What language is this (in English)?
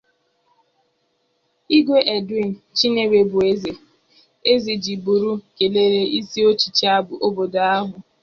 Igbo